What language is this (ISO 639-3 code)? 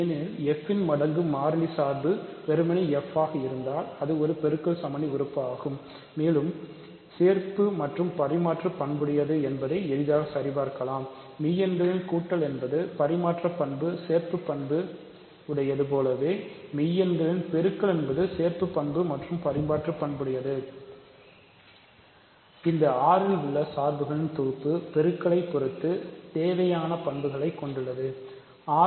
tam